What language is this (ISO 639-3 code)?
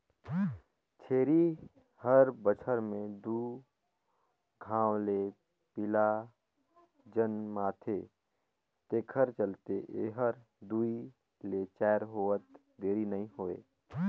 hne